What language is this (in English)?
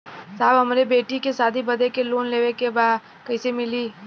Bhojpuri